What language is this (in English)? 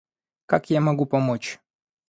Russian